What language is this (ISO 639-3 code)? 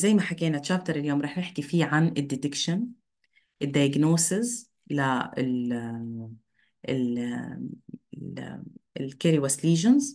ara